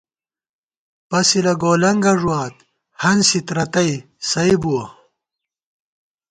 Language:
Gawar-Bati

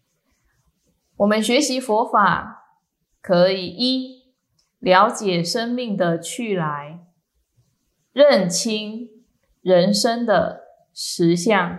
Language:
Chinese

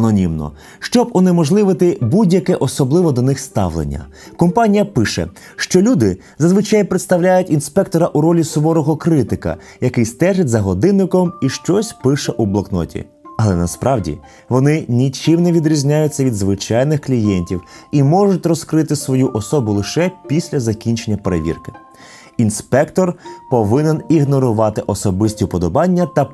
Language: Ukrainian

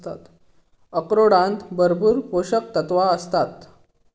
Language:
Marathi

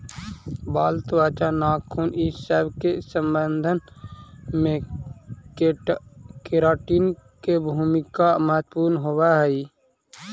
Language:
Magahi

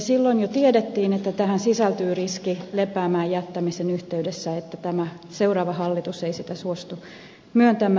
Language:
Finnish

